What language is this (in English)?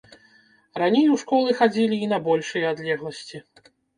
Belarusian